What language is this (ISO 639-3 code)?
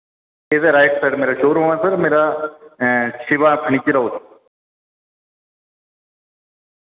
doi